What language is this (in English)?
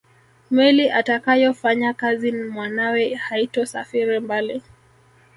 Swahili